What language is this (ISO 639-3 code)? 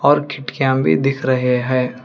hin